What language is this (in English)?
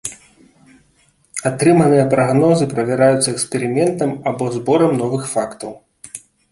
Belarusian